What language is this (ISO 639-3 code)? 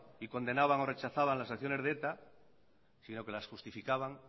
spa